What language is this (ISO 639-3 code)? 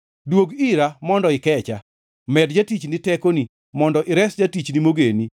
luo